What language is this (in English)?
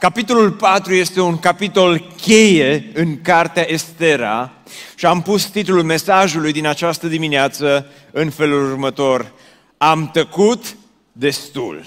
Romanian